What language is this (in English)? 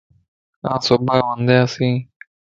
Lasi